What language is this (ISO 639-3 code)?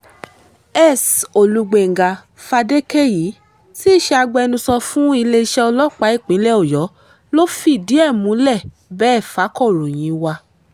yor